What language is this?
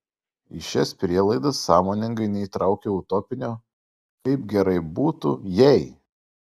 Lithuanian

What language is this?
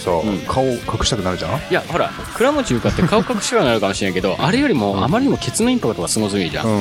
Japanese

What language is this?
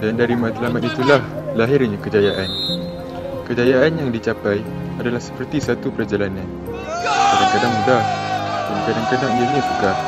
Malay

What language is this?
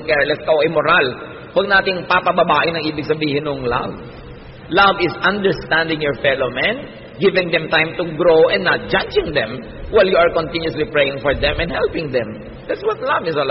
Filipino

